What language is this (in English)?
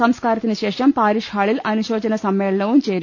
Malayalam